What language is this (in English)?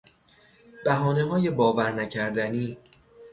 Persian